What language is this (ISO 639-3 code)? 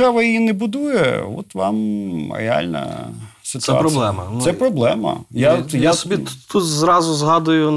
ukr